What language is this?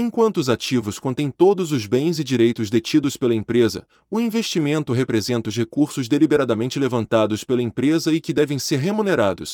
Portuguese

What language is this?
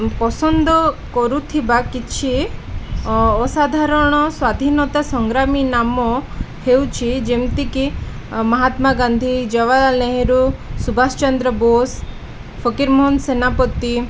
Odia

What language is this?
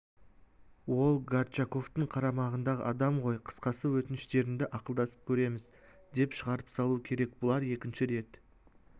Kazakh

